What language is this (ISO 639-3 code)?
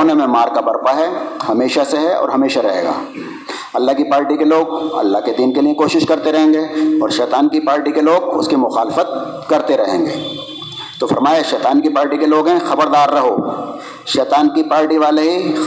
urd